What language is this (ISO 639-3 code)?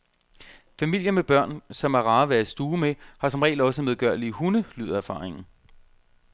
dan